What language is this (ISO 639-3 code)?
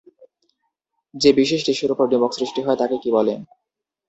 ben